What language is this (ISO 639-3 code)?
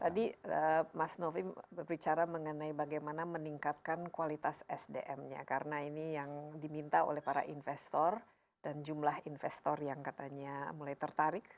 ind